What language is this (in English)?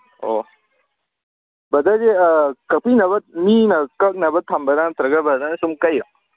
Manipuri